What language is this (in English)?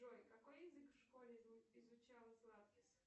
Russian